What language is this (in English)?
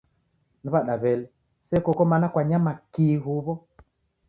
Taita